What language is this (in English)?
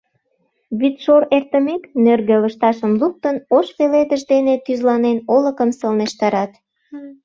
Mari